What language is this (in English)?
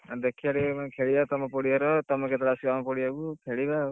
Odia